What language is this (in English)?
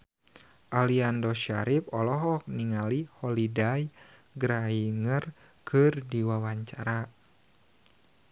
Sundanese